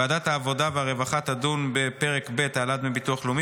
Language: Hebrew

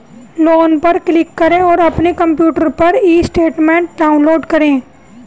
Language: Hindi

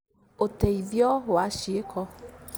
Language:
Kikuyu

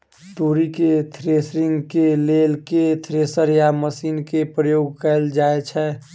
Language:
Maithili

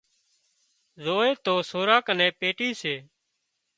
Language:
Wadiyara Koli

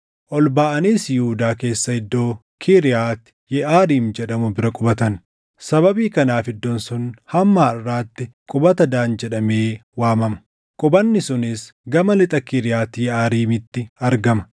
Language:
Oromo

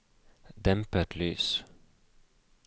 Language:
Norwegian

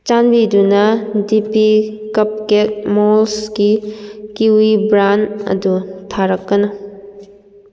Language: Manipuri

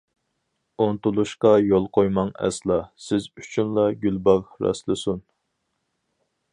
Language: Uyghur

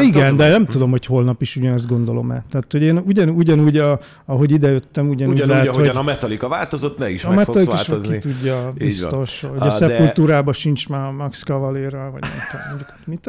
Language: Hungarian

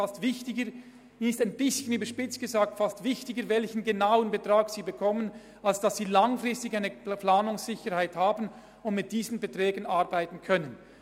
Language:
Swiss German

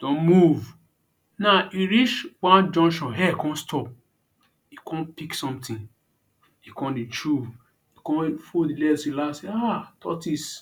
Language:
Nigerian Pidgin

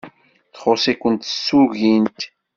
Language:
Kabyle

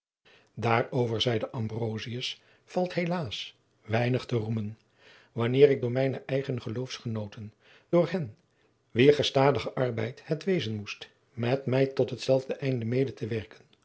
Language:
Dutch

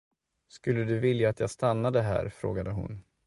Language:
Swedish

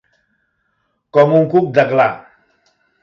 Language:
Catalan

